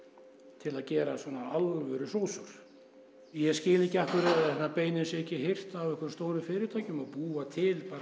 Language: Icelandic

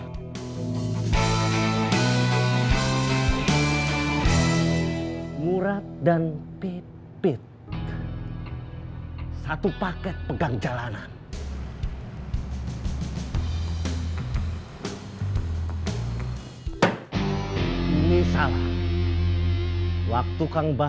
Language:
Indonesian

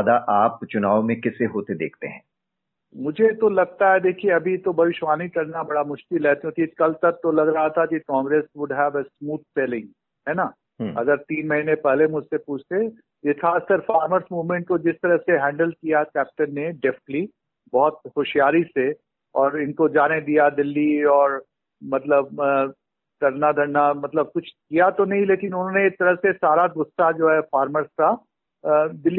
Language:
Hindi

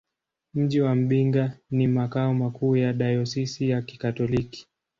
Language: Swahili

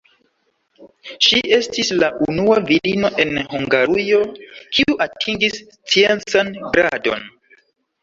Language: Esperanto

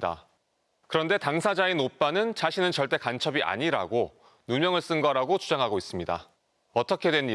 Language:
Korean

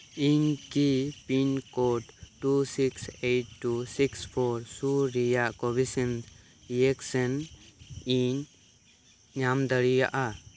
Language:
Santali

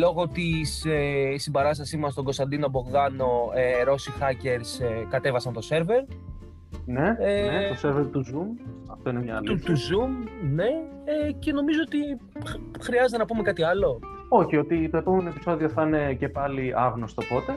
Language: Greek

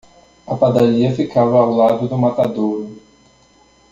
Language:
Portuguese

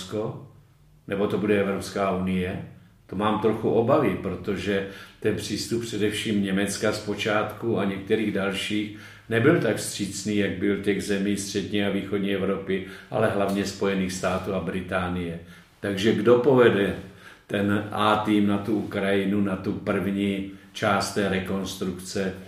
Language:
Czech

